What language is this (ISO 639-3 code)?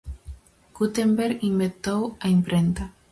glg